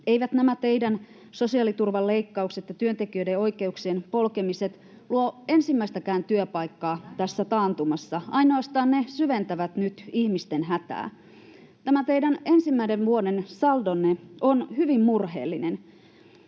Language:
Finnish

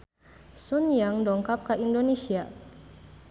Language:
Sundanese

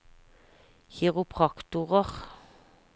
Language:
Norwegian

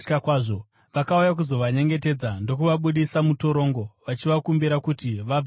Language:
Shona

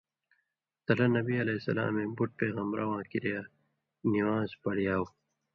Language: Indus Kohistani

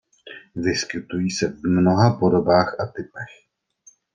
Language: Czech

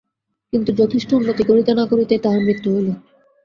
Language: Bangla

